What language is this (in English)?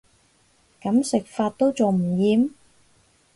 Cantonese